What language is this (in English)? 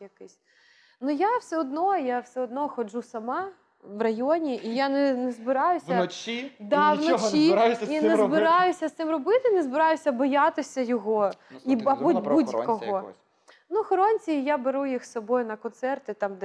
Ukrainian